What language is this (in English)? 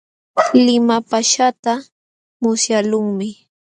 Jauja Wanca Quechua